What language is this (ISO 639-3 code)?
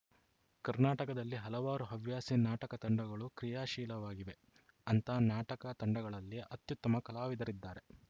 kan